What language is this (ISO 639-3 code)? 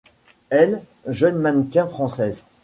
fra